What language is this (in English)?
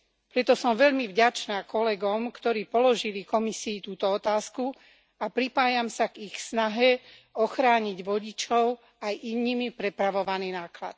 Slovak